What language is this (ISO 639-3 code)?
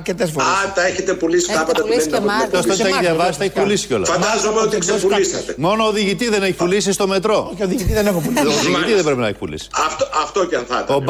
ell